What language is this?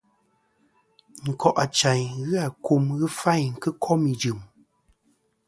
Kom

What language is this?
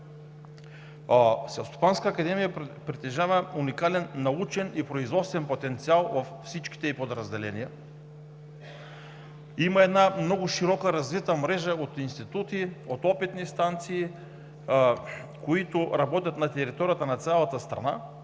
Bulgarian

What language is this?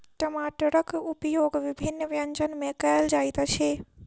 Maithili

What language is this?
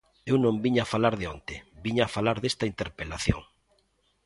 Galician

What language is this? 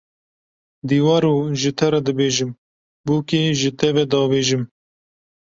Kurdish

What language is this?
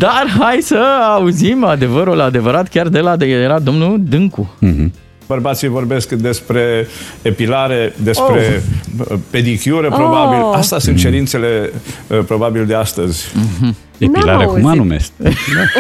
Romanian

